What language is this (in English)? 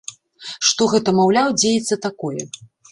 Belarusian